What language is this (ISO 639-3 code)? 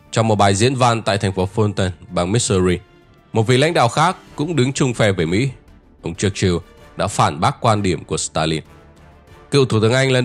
vie